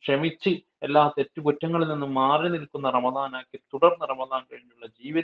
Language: Turkish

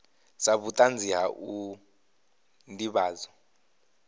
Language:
Venda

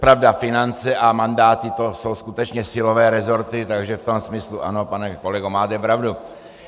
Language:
Czech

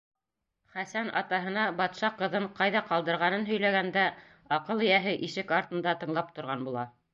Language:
Bashkir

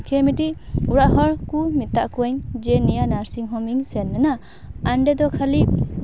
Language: Santali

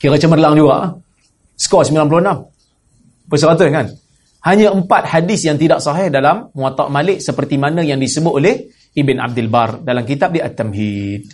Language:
Malay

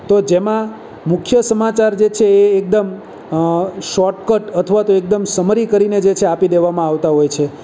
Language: Gujarati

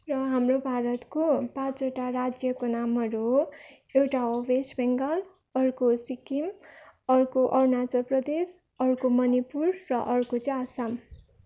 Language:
Nepali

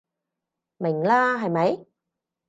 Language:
Cantonese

